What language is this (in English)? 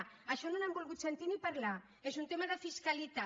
Catalan